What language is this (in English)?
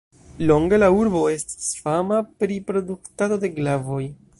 Esperanto